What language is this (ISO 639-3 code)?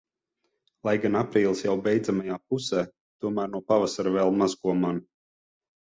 lav